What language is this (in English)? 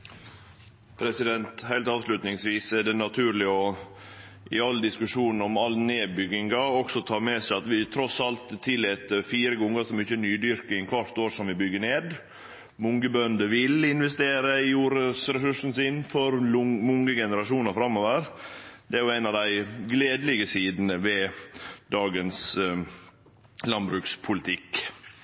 Norwegian